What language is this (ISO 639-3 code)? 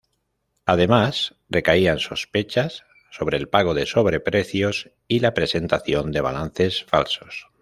spa